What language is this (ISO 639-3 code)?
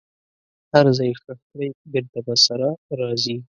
pus